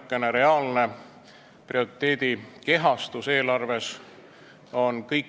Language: Estonian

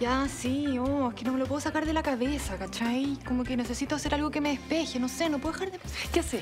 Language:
Spanish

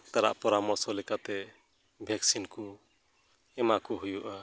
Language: Santali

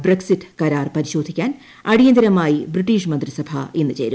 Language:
Malayalam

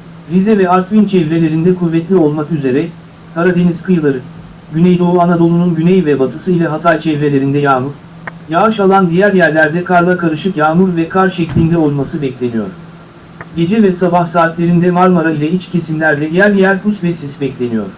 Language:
Turkish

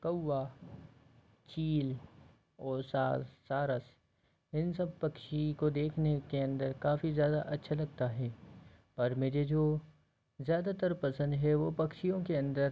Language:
Hindi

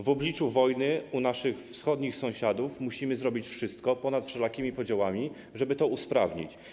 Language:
Polish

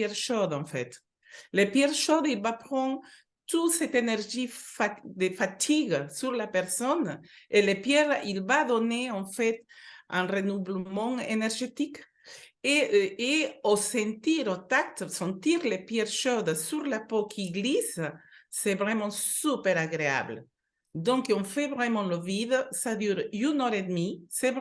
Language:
French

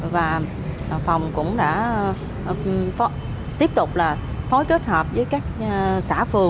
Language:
Vietnamese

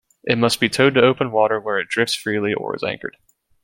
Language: English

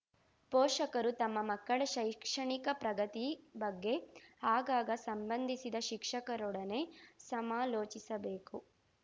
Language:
Kannada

